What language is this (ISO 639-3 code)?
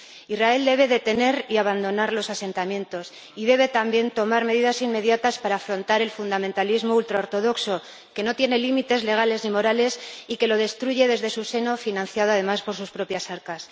spa